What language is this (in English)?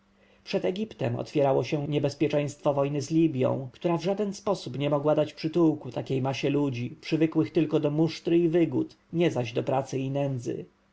Polish